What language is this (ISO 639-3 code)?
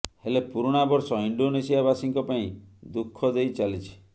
ori